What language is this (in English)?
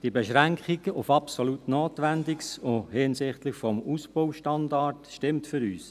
Swiss German